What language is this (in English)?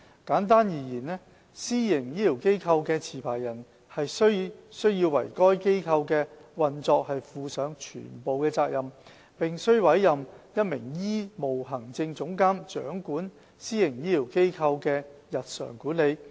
Cantonese